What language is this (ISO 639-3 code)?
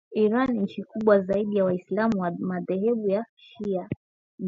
swa